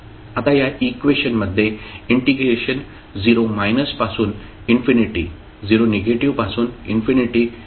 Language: Marathi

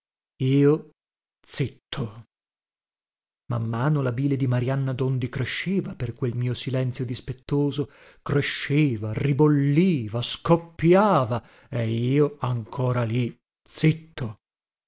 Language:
Italian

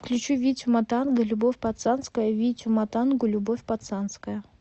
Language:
Russian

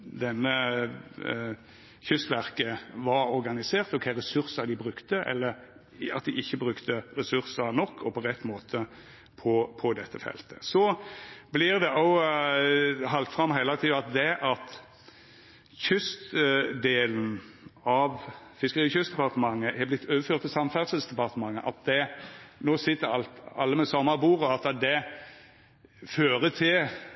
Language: Norwegian Nynorsk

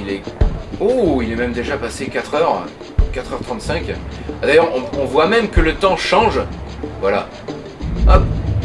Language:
French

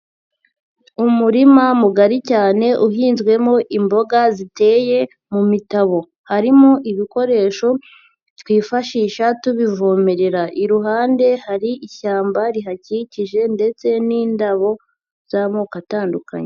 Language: Kinyarwanda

